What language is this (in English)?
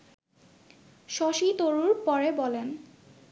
Bangla